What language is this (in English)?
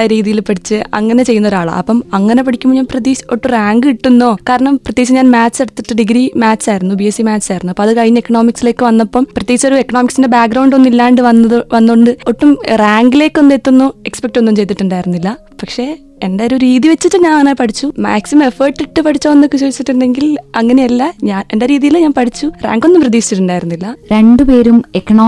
Malayalam